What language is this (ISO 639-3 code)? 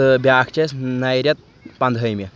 kas